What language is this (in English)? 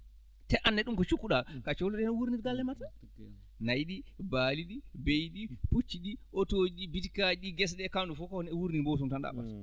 Fula